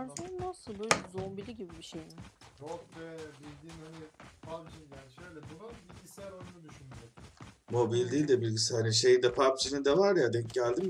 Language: Turkish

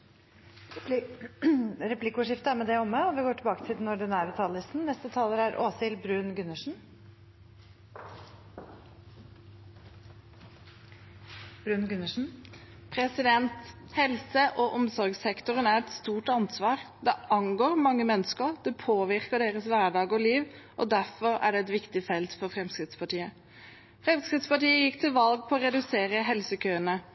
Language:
Norwegian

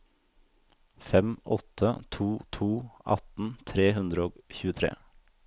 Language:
Norwegian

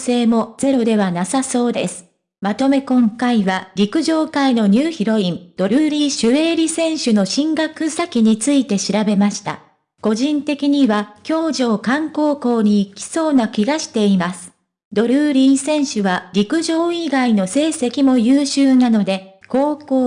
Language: Japanese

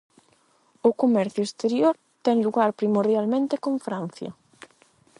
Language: Galician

